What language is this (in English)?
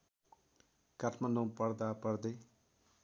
Nepali